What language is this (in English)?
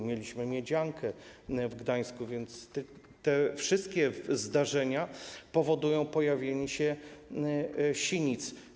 Polish